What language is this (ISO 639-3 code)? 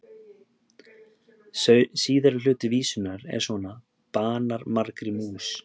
isl